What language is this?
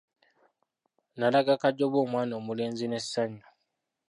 Ganda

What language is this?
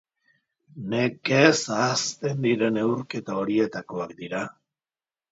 Basque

